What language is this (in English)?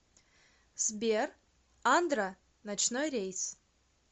Russian